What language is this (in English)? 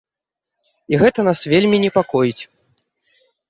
Belarusian